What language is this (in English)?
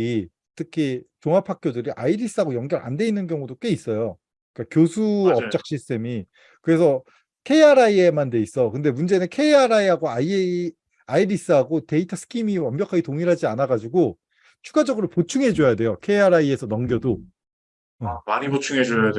Korean